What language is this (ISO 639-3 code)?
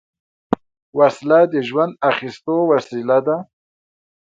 pus